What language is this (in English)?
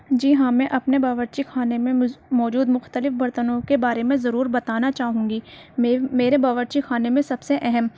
Urdu